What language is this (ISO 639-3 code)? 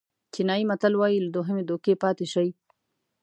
pus